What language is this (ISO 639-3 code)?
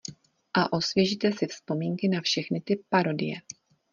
ces